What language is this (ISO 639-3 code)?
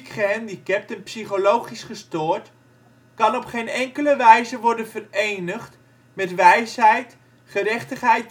nld